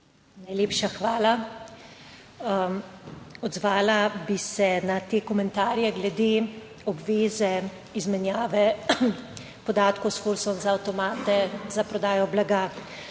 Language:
Slovenian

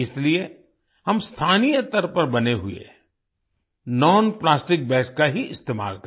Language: Hindi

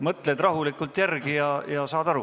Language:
Estonian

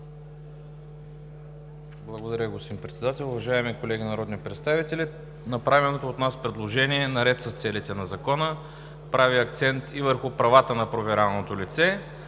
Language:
Bulgarian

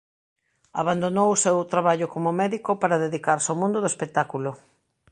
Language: Galician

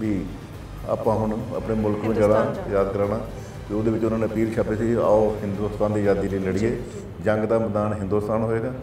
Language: Punjabi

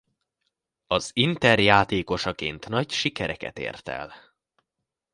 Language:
Hungarian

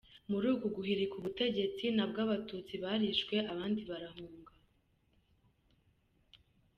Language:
Kinyarwanda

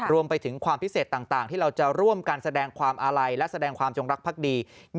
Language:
Thai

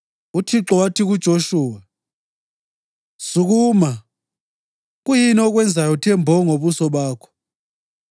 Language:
North Ndebele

